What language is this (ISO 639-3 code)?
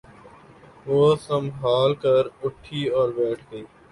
urd